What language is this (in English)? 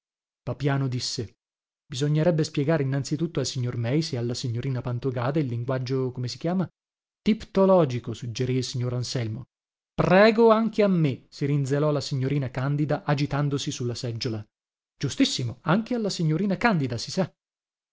Italian